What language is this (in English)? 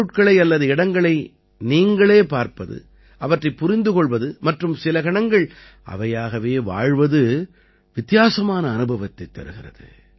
Tamil